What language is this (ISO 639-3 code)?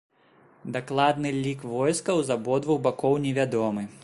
bel